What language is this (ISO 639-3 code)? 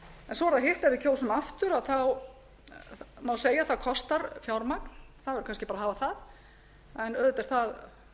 isl